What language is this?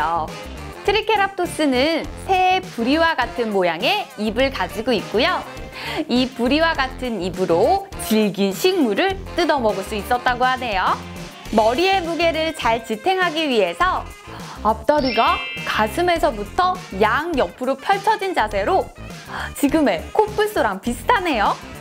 Korean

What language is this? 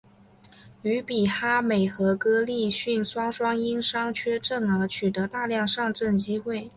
Chinese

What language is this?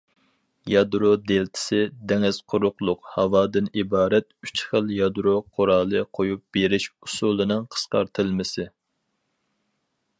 Uyghur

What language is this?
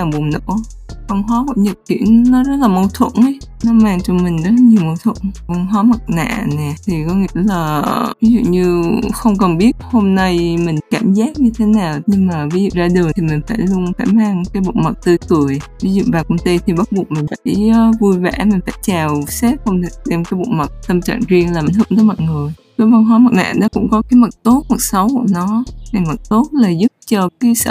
Vietnamese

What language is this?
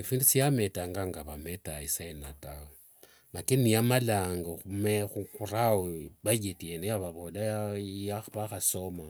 Wanga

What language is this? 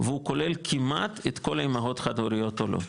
Hebrew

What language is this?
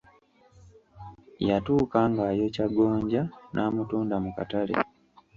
Ganda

